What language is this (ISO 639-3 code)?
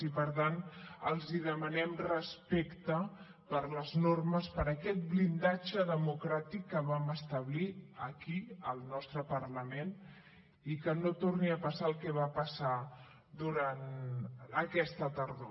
cat